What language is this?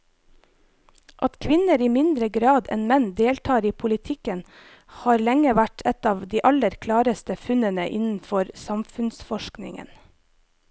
Norwegian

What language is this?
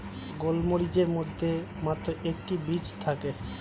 Bangla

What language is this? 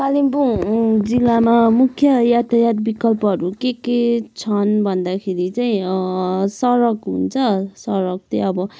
Nepali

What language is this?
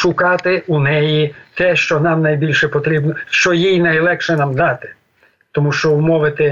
Ukrainian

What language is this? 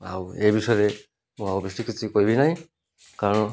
Odia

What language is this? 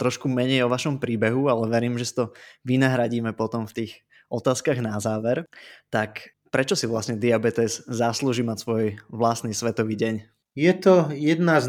Slovak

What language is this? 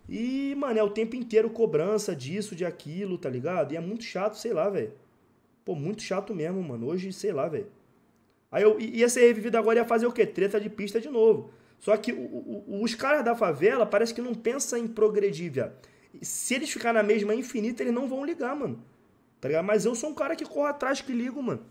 Portuguese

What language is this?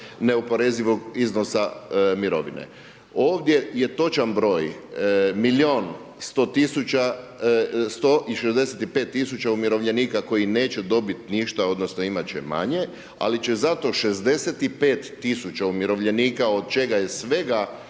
Croatian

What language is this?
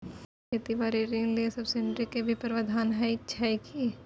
Maithili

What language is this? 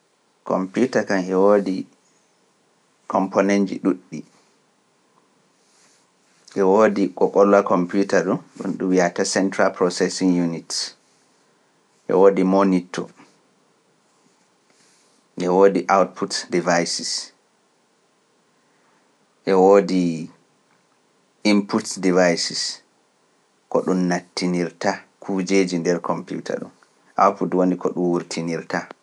Pular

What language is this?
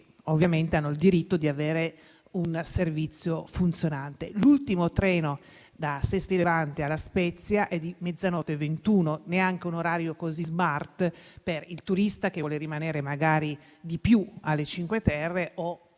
Italian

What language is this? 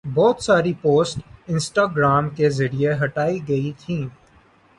Urdu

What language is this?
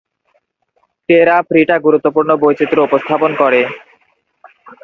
Bangla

